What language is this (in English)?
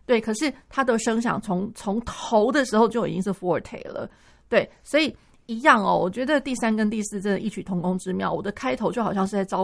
Chinese